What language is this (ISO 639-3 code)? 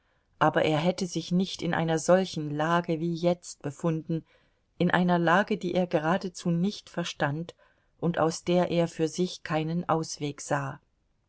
deu